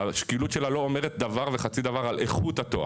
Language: Hebrew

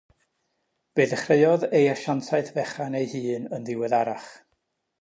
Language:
Welsh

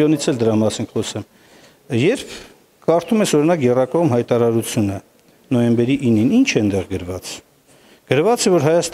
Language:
Turkish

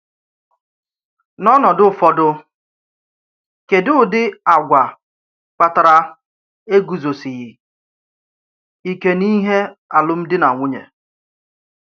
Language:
Igbo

